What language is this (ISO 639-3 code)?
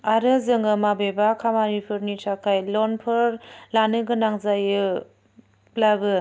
brx